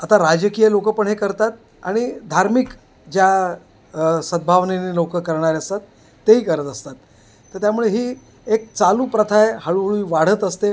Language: Marathi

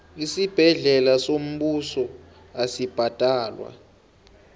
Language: South Ndebele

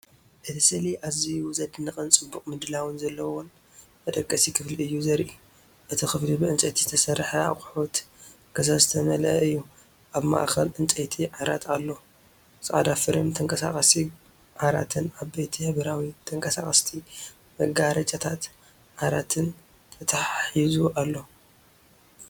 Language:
Tigrinya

